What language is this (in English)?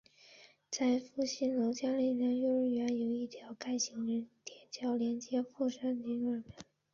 Chinese